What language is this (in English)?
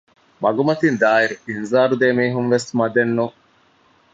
Divehi